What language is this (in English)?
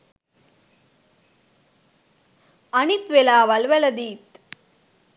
Sinhala